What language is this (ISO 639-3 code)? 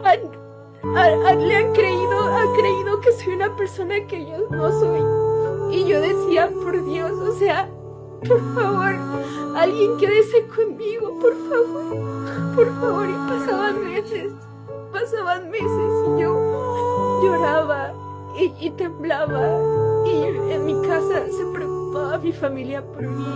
spa